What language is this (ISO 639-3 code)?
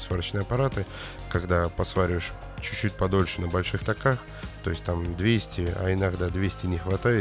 rus